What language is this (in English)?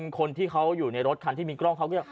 Thai